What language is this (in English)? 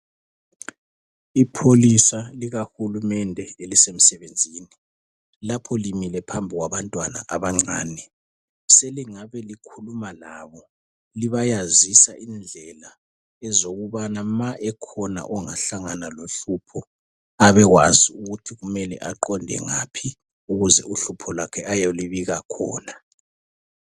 North Ndebele